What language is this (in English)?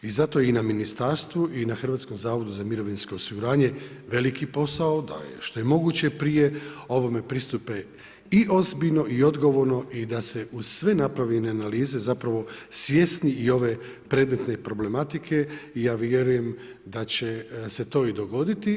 Croatian